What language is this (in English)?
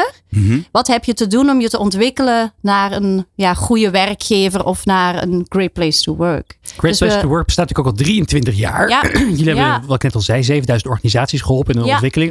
Dutch